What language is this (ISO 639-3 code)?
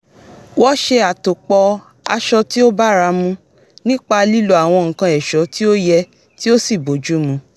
yor